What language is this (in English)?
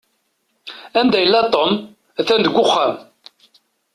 Kabyle